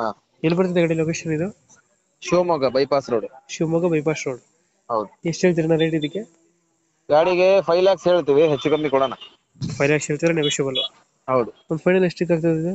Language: Kannada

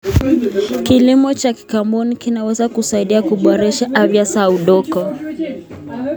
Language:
Kalenjin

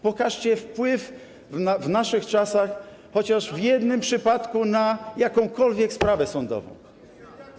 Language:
Polish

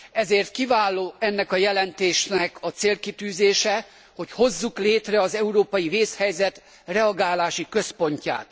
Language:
Hungarian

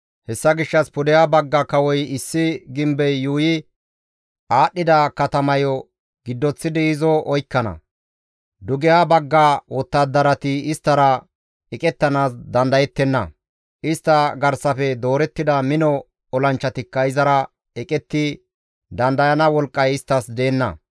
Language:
Gamo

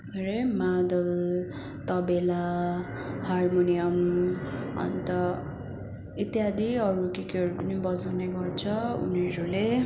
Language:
Nepali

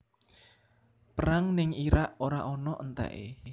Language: Javanese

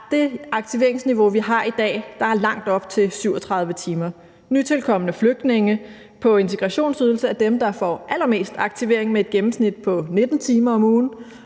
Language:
Danish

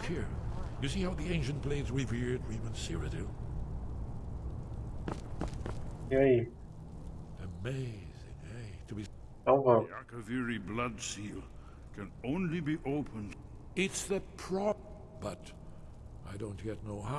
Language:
Portuguese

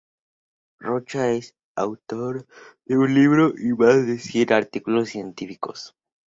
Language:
Spanish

